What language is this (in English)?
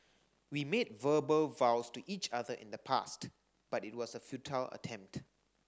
English